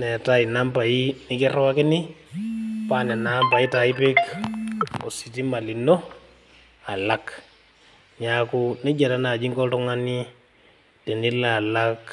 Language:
Masai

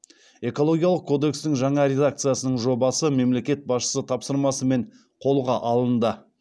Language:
Kazakh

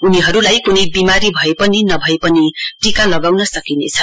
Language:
Nepali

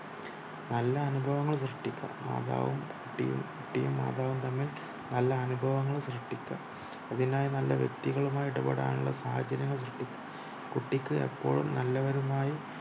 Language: Malayalam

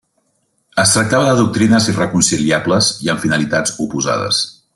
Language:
Catalan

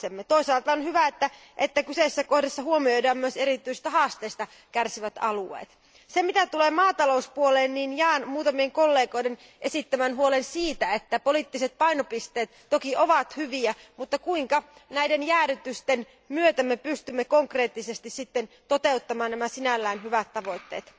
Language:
Finnish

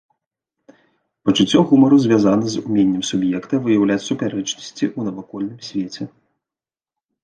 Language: Belarusian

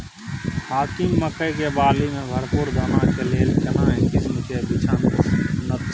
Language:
Maithili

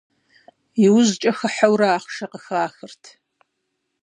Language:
Kabardian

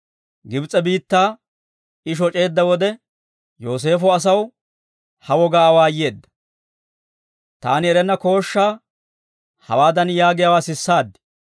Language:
Dawro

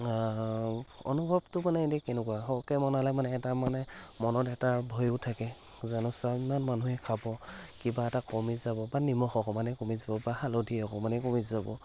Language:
Assamese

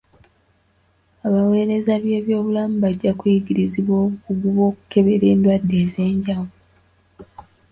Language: Ganda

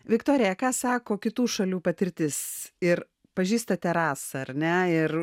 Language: Lithuanian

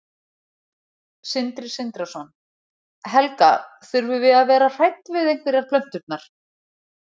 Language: Icelandic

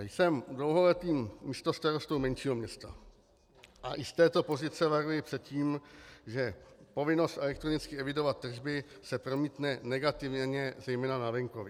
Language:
Czech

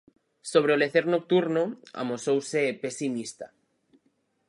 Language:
Galician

